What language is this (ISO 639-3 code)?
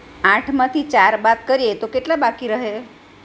guj